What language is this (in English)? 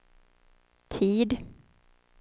Swedish